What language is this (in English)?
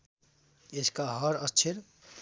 Nepali